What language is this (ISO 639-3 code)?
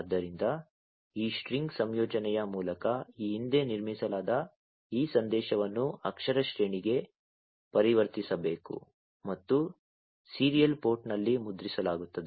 kan